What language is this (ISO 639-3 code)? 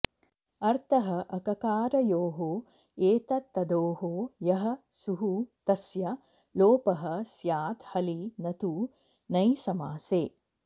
san